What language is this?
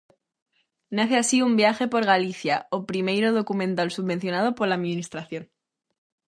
Galician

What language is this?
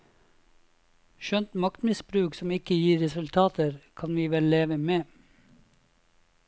Norwegian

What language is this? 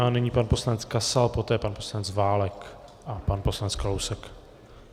Czech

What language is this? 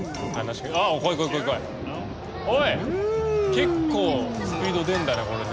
Japanese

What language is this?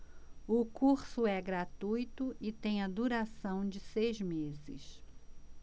Portuguese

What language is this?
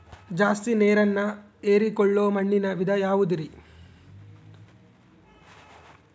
Kannada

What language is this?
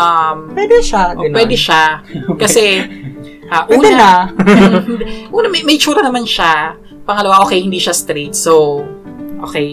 Filipino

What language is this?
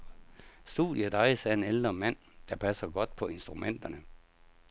Danish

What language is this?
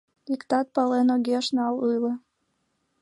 Mari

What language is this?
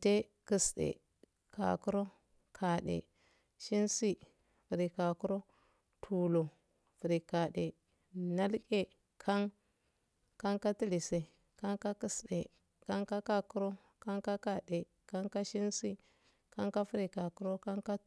Afade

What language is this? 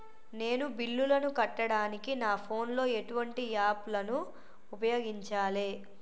Telugu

